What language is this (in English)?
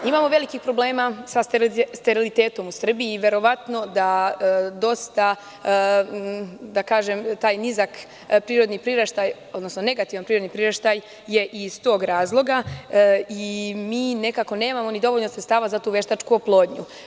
Serbian